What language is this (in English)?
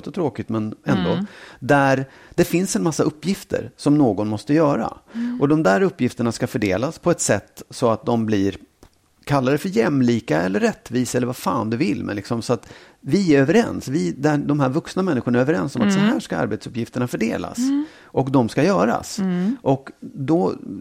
Swedish